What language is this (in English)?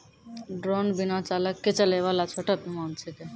Maithili